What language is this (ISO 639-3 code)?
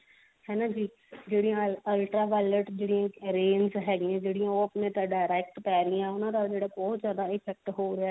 pan